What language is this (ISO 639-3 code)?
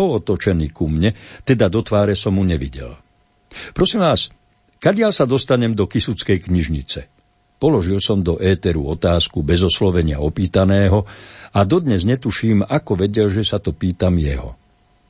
slk